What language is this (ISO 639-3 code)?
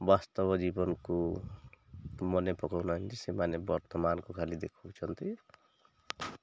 ori